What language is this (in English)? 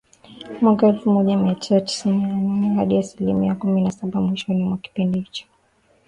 Swahili